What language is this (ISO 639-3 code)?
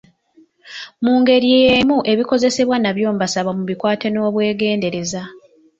lug